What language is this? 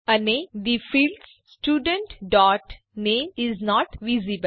Gujarati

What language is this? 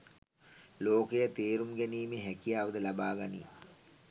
Sinhala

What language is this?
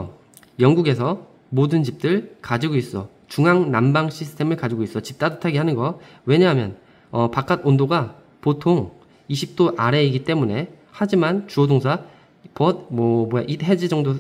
Korean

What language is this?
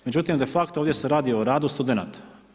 Croatian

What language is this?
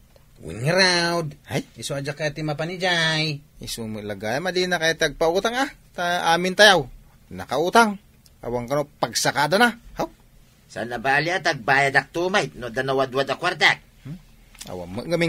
Filipino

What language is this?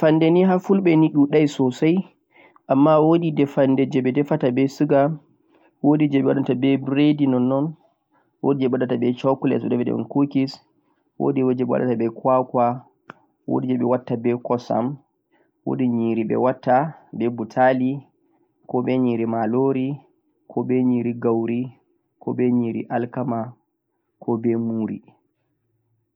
Central-Eastern Niger Fulfulde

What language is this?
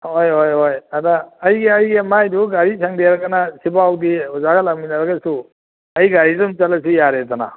Manipuri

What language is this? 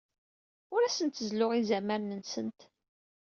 Kabyle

